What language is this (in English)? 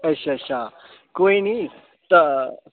Dogri